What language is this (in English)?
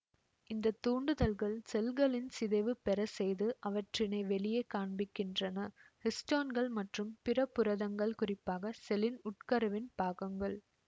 Tamil